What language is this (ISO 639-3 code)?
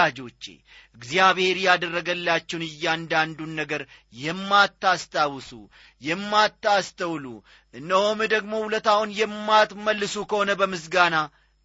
amh